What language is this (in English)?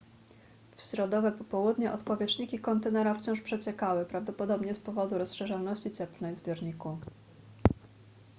Polish